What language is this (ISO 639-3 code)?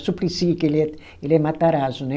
por